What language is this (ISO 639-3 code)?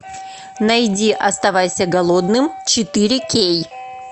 rus